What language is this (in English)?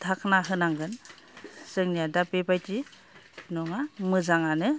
Bodo